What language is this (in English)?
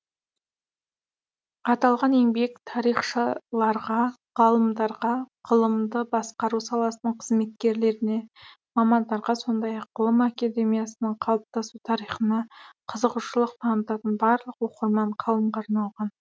Kazakh